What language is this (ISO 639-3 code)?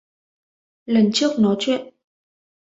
vie